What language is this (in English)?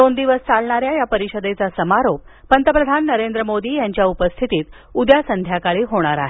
Marathi